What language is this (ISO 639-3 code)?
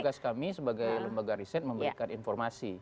ind